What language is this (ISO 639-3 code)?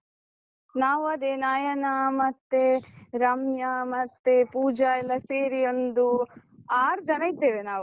kan